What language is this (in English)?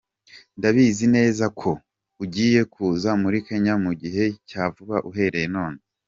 Kinyarwanda